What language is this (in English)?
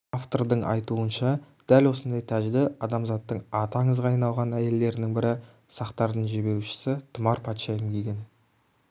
Kazakh